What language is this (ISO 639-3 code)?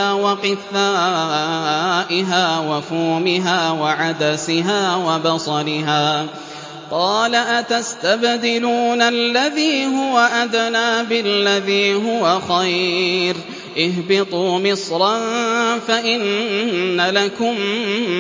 ara